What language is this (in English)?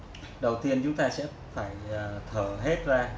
Vietnamese